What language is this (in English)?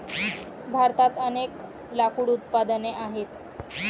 Marathi